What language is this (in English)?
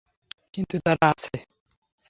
Bangla